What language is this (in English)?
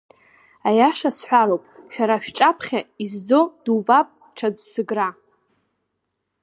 Abkhazian